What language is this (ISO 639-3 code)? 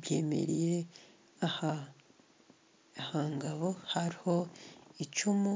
nyn